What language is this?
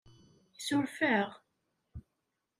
Kabyle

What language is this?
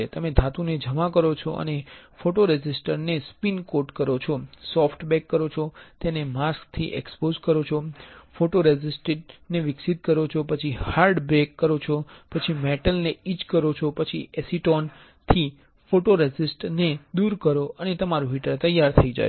Gujarati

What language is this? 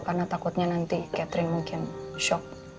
Indonesian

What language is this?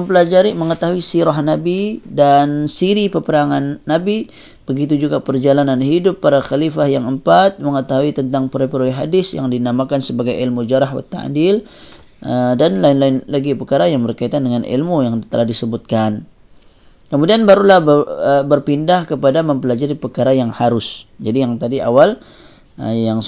Malay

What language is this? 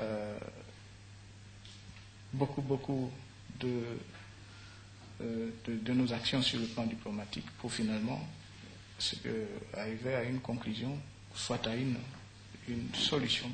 French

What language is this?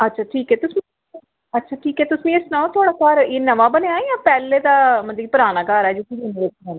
Dogri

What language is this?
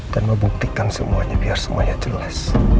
Indonesian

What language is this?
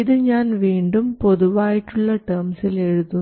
Malayalam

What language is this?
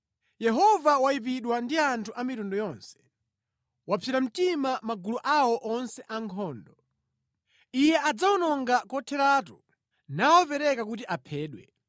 Nyanja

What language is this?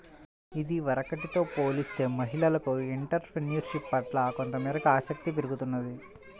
Telugu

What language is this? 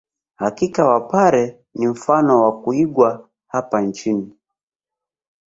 Swahili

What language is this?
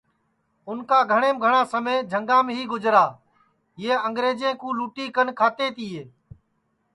Sansi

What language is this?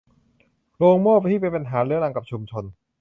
Thai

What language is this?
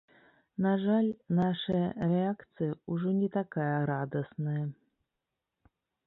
Belarusian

